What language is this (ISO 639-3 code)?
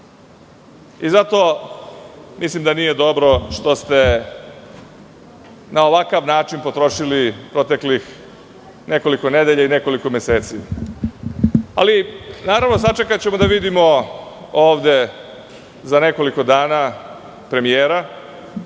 srp